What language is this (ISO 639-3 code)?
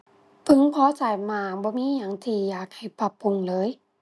tha